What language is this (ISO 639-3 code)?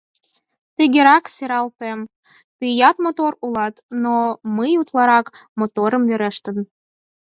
chm